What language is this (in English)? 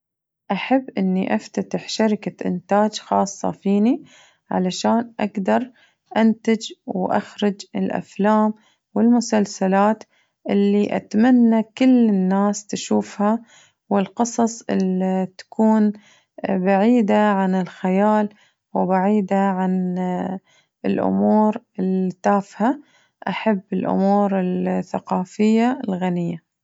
Najdi Arabic